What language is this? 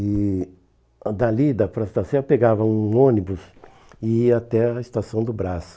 Portuguese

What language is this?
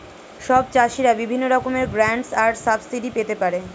Bangla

